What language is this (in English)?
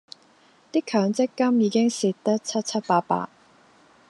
Cantonese